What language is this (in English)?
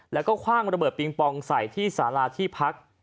Thai